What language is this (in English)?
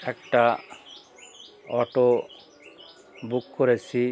Bangla